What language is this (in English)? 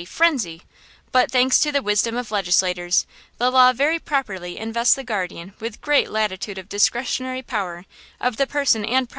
English